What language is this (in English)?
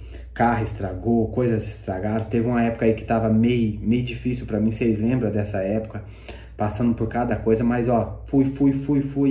Portuguese